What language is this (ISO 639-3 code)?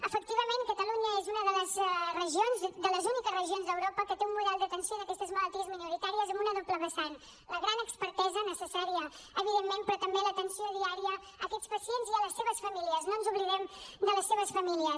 cat